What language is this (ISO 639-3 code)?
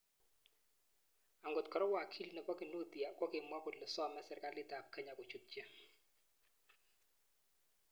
kln